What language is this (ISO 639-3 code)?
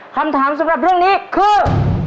tha